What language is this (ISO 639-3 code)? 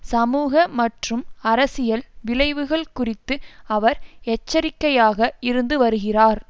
tam